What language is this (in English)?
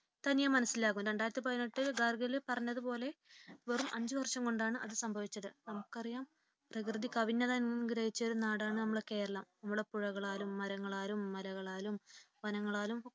Malayalam